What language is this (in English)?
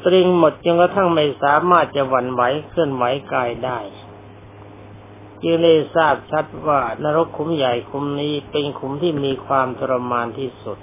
Thai